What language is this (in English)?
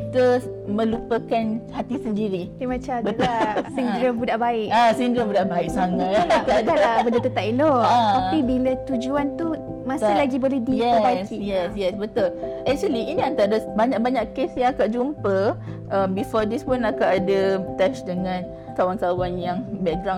Malay